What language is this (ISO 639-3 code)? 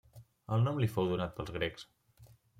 cat